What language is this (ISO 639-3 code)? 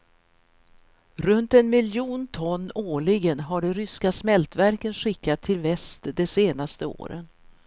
swe